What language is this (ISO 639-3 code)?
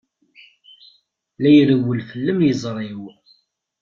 kab